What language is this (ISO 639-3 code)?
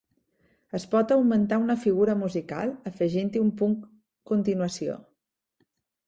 cat